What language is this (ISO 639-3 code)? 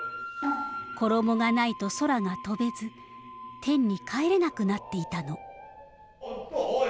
jpn